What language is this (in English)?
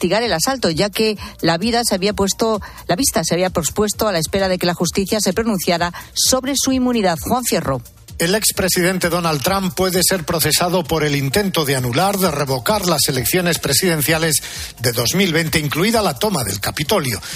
Spanish